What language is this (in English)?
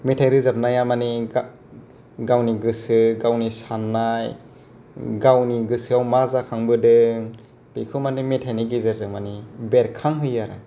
Bodo